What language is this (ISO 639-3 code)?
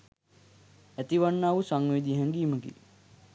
sin